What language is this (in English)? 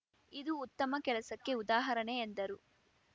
Kannada